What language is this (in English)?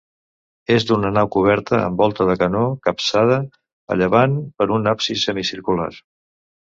Catalan